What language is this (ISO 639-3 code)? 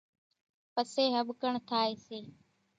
gjk